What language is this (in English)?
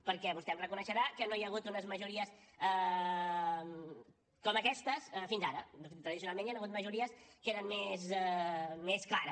Catalan